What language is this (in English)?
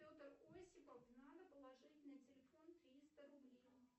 Russian